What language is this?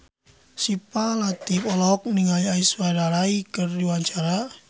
Sundanese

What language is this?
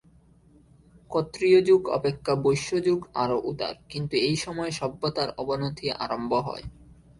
Bangla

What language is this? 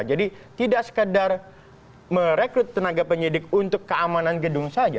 Indonesian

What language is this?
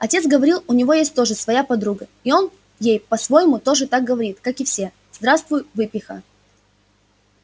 Russian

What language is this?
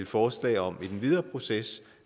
Danish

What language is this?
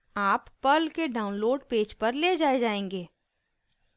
Hindi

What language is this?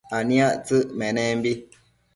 Matsés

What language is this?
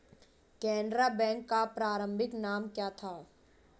Hindi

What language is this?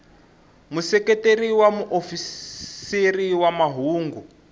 Tsonga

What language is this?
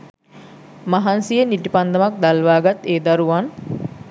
Sinhala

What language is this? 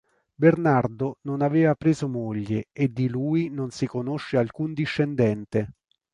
Italian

